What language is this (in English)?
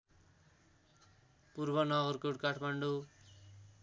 Nepali